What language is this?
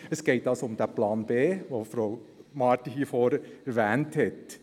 Swiss German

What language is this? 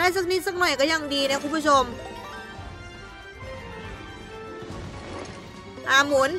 Thai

